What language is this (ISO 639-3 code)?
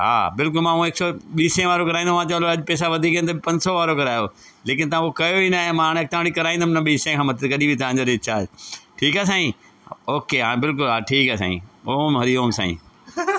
snd